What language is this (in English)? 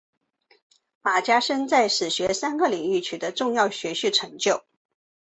Chinese